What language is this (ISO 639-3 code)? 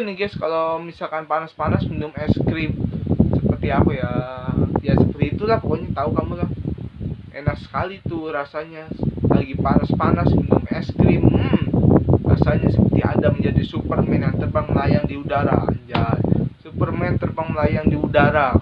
ind